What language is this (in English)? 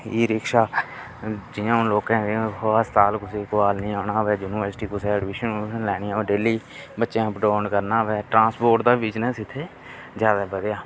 Dogri